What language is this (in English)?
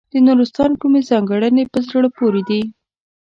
Pashto